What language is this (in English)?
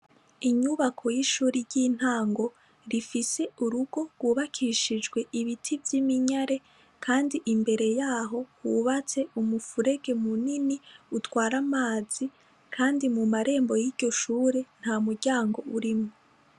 Rundi